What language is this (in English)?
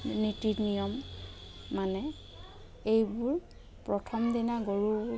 Assamese